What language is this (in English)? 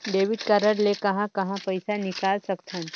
Chhattisgarhi